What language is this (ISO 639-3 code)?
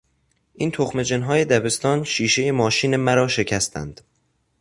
fas